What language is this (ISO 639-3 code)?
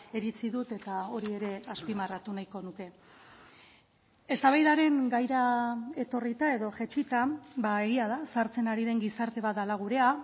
eus